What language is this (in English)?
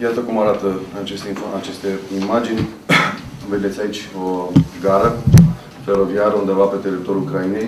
Romanian